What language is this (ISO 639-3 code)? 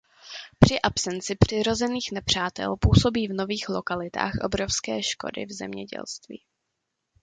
ces